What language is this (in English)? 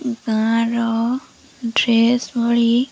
Odia